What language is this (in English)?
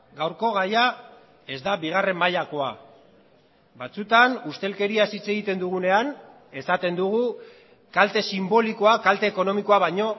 Basque